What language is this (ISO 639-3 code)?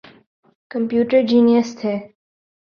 urd